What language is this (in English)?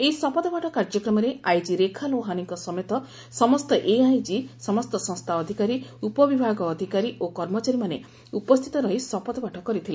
Odia